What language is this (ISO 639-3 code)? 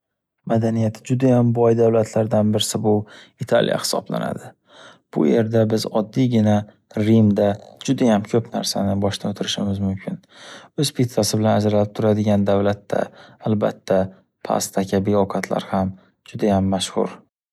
uzb